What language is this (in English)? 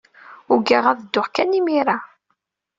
Kabyle